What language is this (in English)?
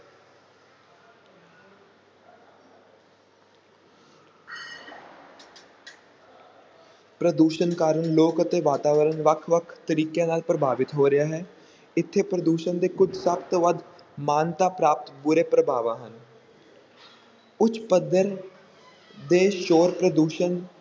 Punjabi